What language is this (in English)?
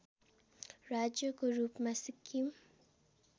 Nepali